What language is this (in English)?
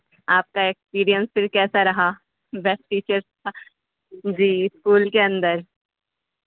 Urdu